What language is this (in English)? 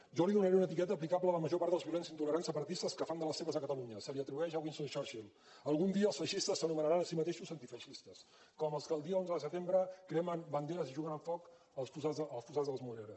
Catalan